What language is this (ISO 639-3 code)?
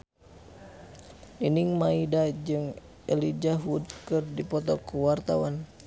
sun